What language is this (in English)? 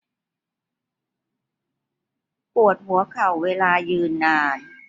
Thai